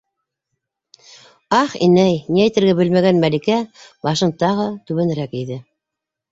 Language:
Bashkir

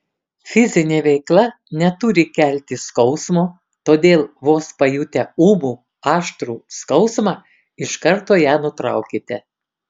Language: Lithuanian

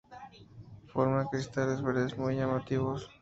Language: Spanish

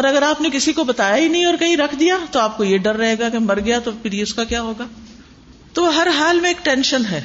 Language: Urdu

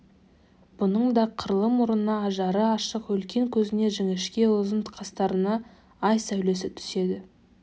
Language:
Kazakh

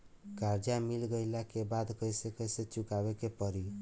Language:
Bhojpuri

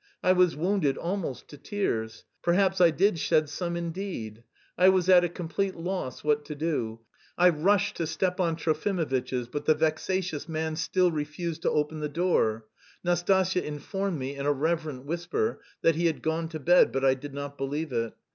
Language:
English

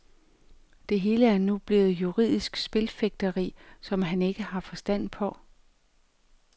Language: Danish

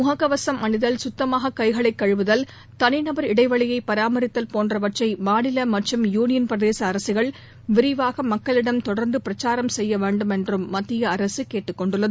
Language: Tamil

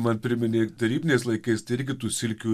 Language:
Lithuanian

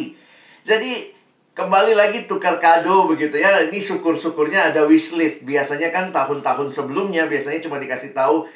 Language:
Indonesian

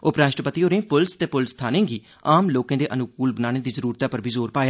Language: Dogri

